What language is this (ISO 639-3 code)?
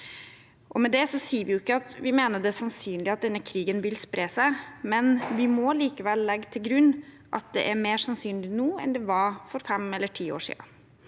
nor